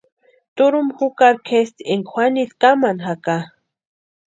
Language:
Western Highland Purepecha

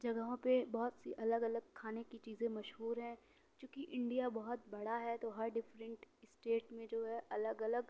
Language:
Urdu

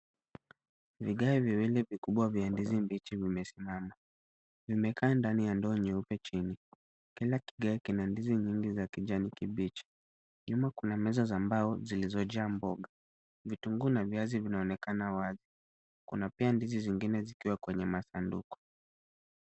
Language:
Swahili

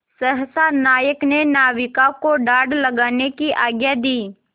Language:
Hindi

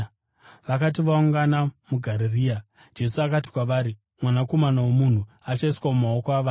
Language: Shona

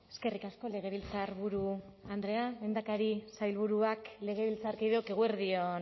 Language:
Basque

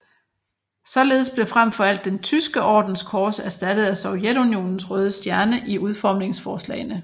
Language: Danish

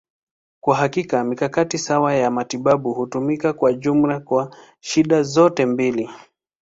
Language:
Swahili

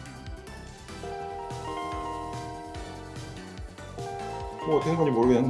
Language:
Korean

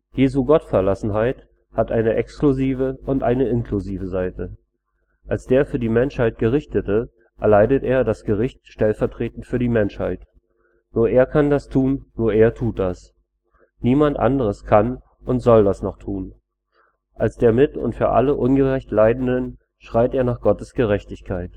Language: German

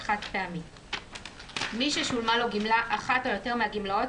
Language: Hebrew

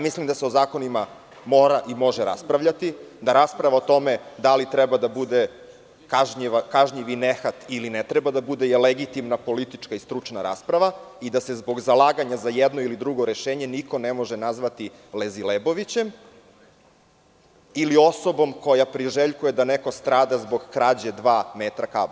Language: Serbian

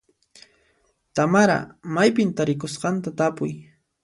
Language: Puno Quechua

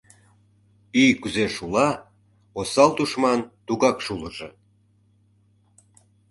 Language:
Mari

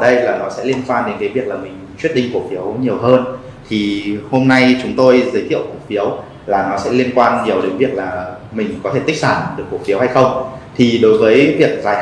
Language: Vietnamese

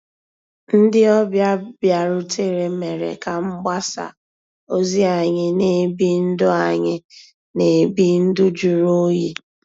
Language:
Igbo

